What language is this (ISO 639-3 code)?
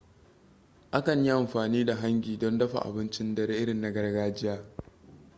hau